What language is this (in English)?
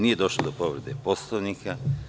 Serbian